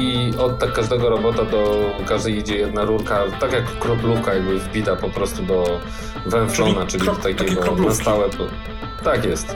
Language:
Polish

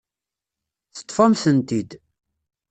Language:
Kabyle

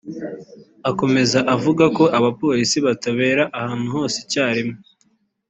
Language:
Kinyarwanda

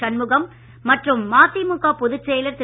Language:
Tamil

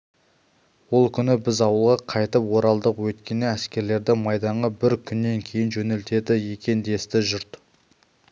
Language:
Kazakh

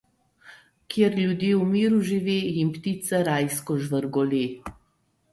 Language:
Slovenian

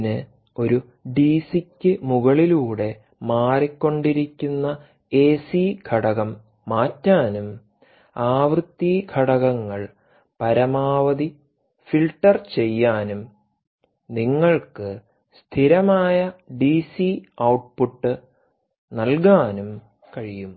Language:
Malayalam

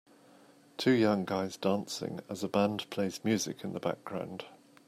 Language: English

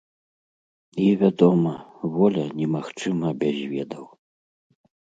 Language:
Belarusian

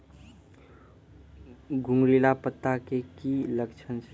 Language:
Maithili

